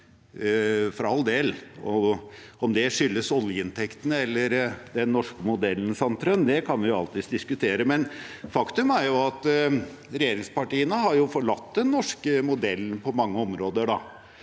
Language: Norwegian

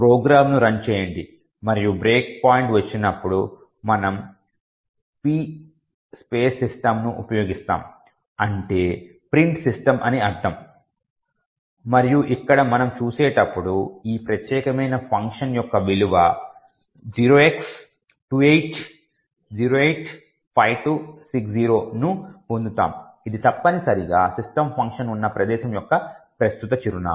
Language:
Telugu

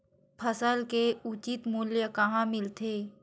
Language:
Chhattisgarhi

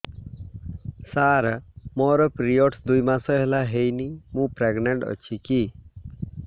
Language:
Odia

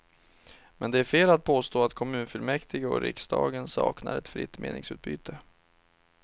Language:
Swedish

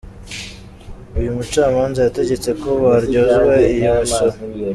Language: Kinyarwanda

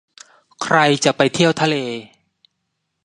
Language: Thai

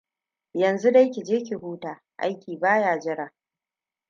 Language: Hausa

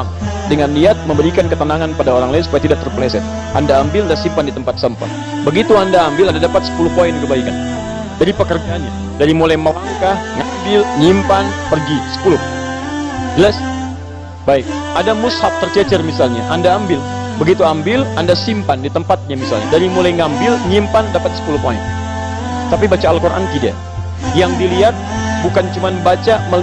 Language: Indonesian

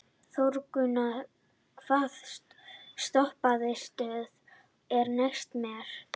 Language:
Icelandic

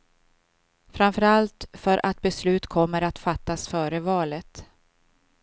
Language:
Swedish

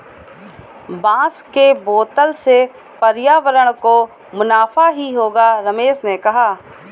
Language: Hindi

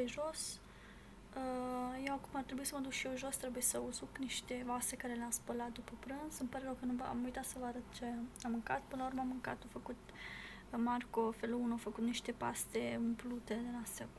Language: Romanian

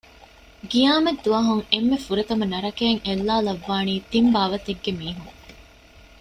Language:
Divehi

